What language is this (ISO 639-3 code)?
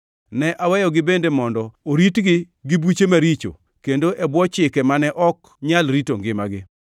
luo